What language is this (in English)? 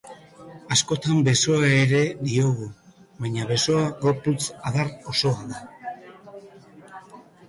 Basque